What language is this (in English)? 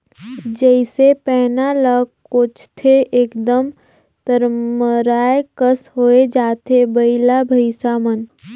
Chhattisgarhi